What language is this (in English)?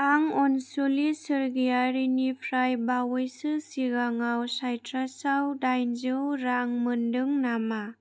Bodo